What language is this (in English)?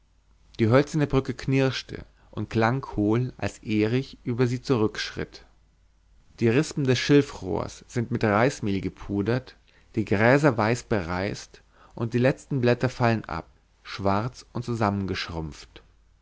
German